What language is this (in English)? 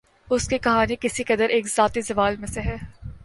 Urdu